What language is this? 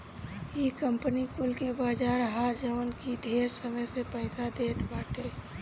Bhojpuri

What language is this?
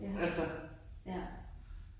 Danish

